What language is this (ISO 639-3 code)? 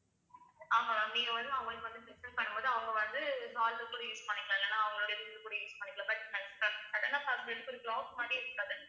tam